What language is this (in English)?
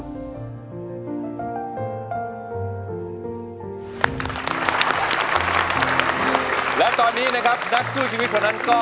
Thai